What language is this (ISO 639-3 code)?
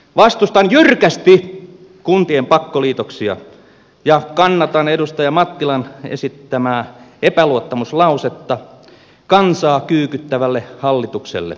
fin